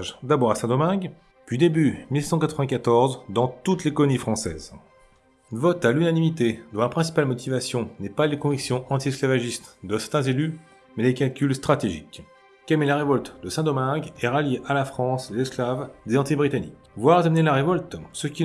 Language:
French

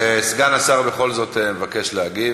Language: Hebrew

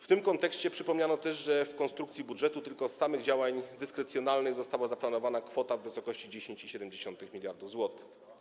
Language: Polish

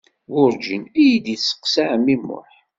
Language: Kabyle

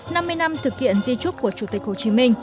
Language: Vietnamese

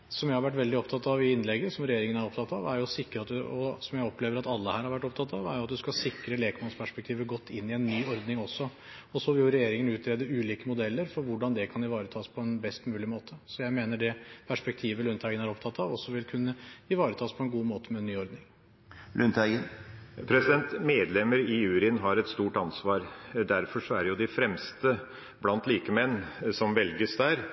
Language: Norwegian Bokmål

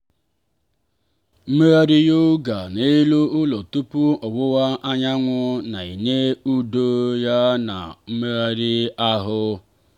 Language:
Igbo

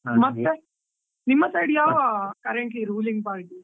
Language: Kannada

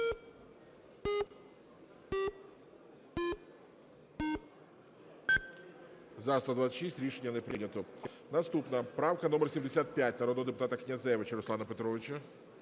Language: Ukrainian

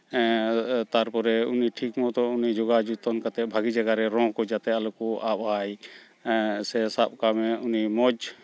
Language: Santali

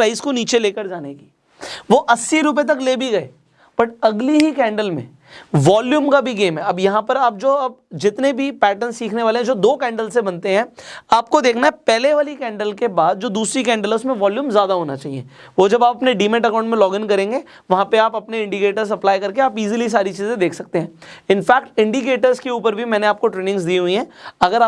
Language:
Hindi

